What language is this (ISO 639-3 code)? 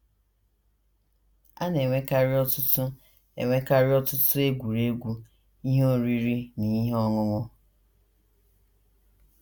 ibo